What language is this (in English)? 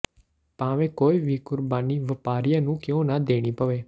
Punjabi